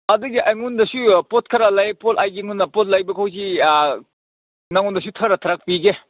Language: Manipuri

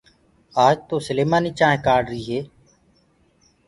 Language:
Gurgula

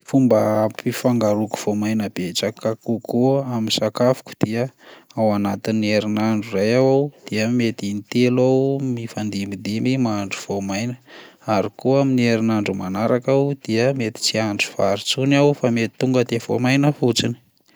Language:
Malagasy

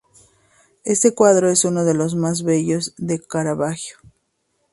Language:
Spanish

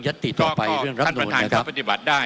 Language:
Thai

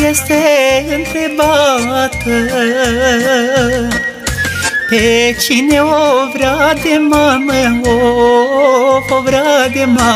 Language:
Romanian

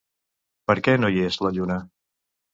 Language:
Catalan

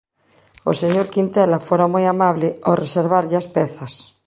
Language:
Galician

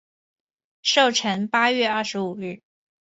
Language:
Chinese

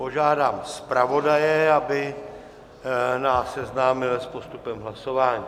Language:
Czech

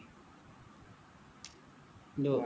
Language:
Assamese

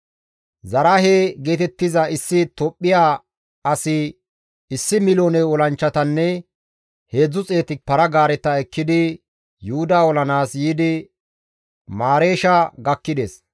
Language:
Gamo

